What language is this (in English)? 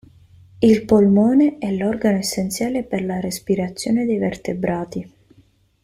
Italian